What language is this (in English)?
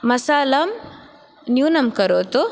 Sanskrit